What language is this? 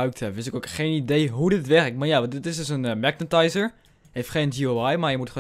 Dutch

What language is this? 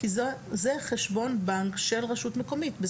Hebrew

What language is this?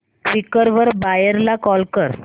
Marathi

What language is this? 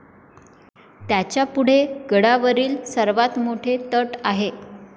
Marathi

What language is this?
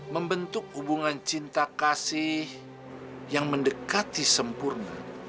Indonesian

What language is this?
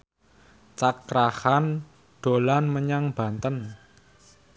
Javanese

